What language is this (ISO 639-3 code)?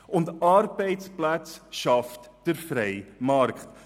gsw